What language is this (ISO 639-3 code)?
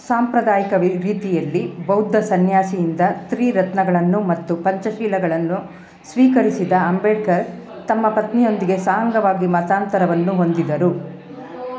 kan